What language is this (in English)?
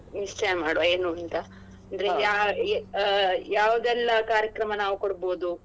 Kannada